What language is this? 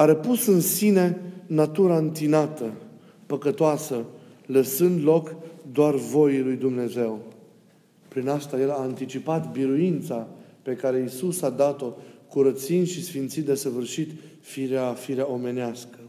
Romanian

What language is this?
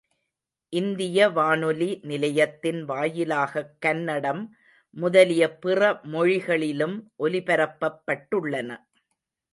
Tamil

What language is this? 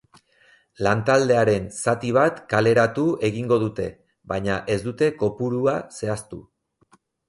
Basque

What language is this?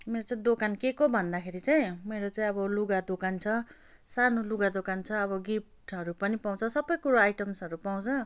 Nepali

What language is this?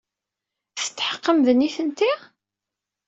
Kabyle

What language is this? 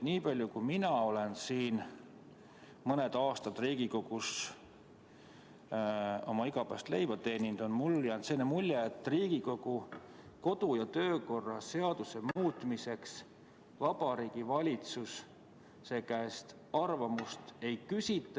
Estonian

